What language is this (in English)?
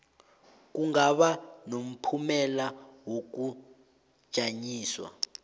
South Ndebele